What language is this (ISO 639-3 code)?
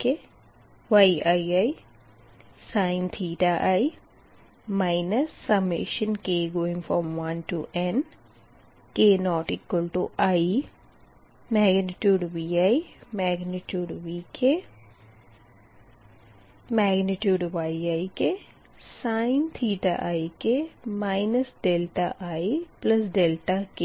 hin